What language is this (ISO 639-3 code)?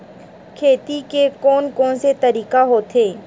hne